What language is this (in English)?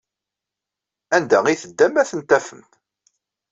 Kabyle